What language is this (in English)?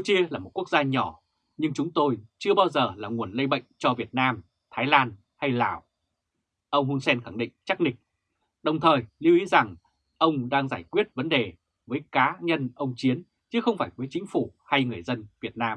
Vietnamese